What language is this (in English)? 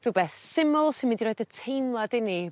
Welsh